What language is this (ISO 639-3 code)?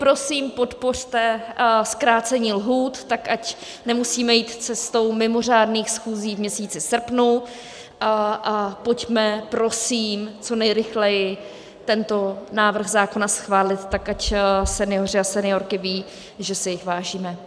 ces